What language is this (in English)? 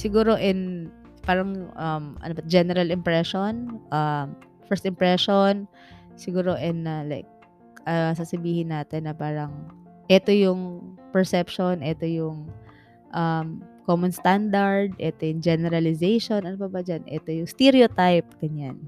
Filipino